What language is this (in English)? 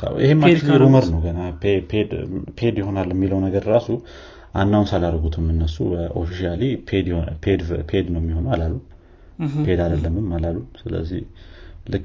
Amharic